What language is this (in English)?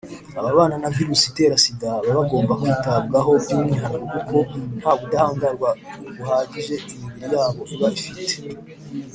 Kinyarwanda